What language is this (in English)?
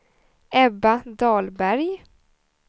Swedish